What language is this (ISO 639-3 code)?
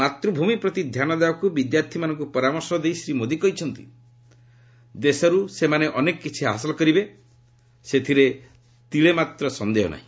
ori